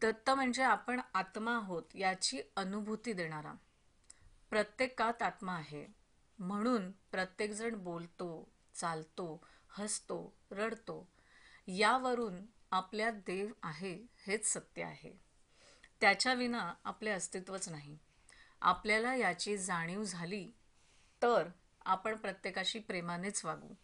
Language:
Marathi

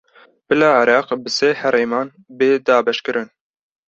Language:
Kurdish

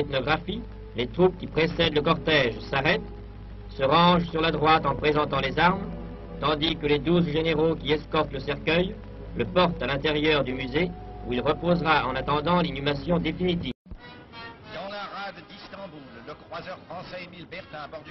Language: French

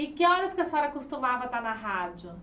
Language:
Portuguese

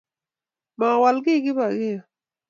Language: Kalenjin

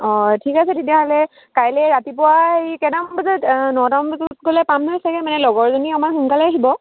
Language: Assamese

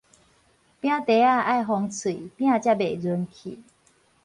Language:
Min Nan Chinese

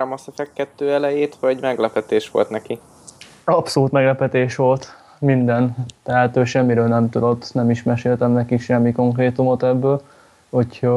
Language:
Hungarian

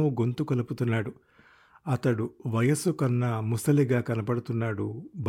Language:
Telugu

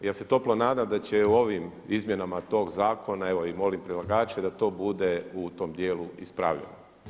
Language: Croatian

